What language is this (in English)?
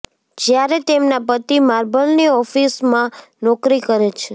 Gujarati